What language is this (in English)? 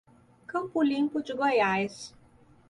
Portuguese